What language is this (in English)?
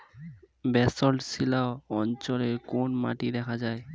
Bangla